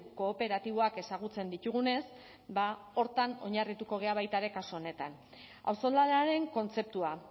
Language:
Basque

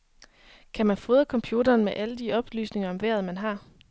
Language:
Danish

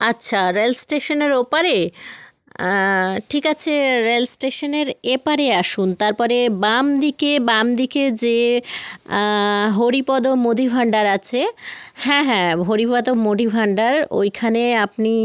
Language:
Bangla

